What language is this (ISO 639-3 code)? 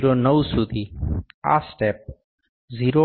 guj